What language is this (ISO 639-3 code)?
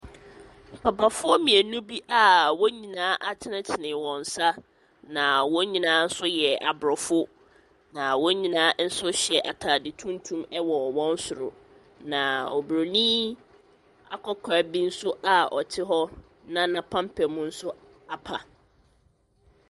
aka